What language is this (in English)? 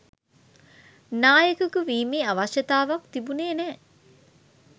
Sinhala